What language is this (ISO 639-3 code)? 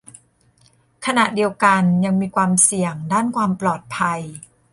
tha